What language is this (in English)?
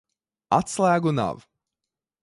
Latvian